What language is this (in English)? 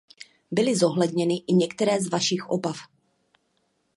Czech